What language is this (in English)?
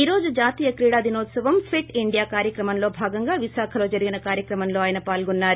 Telugu